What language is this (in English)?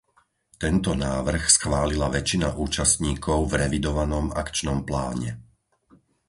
Slovak